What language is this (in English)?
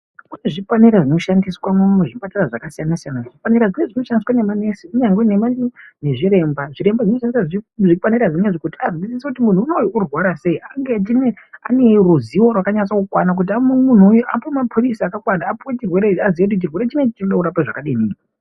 Ndau